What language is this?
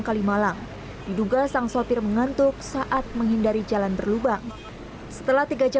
Indonesian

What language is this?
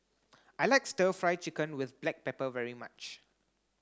English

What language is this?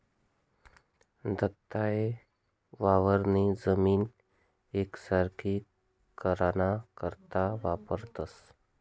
Marathi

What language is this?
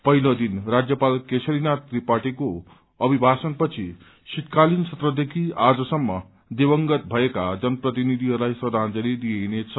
Nepali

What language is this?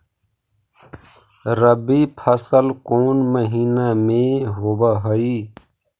Magahi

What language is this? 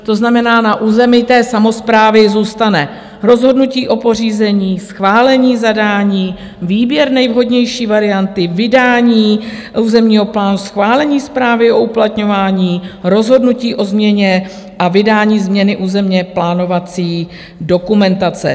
Czech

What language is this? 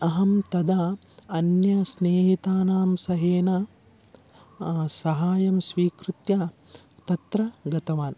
Sanskrit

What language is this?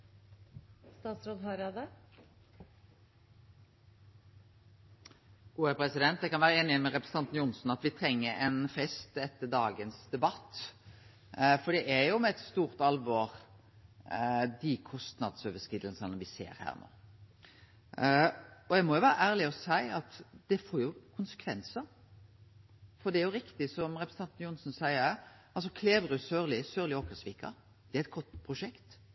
Norwegian Nynorsk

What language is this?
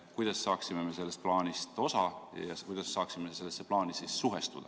Estonian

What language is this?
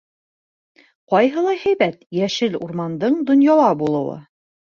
Bashkir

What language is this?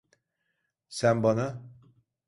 Turkish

